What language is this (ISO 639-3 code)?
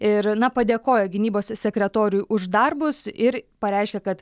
lit